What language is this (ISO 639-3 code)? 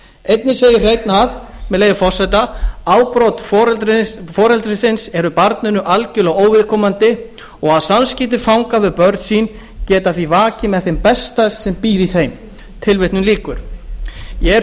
isl